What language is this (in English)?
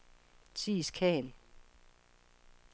Danish